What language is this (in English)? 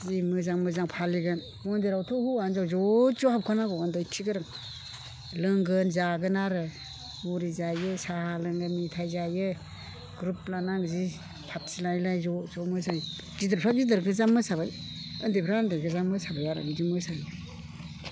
Bodo